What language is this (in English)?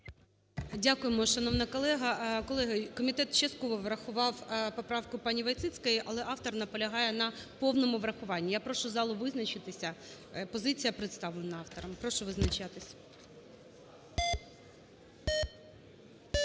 Ukrainian